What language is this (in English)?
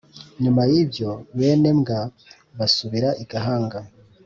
Kinyarwanda